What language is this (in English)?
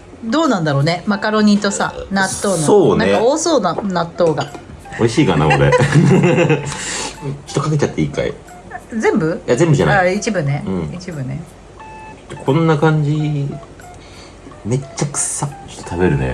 Japanese